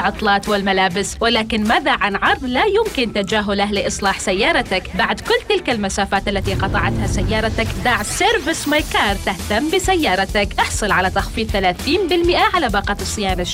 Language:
Arabic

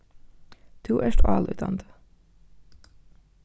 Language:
Faroese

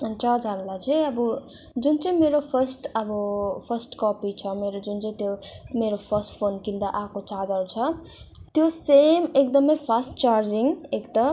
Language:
Nepali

